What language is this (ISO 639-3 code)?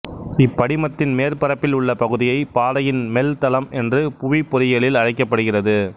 tam